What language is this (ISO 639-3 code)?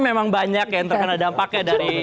ind